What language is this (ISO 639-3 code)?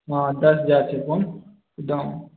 mai